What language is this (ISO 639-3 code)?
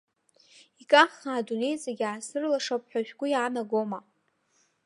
abk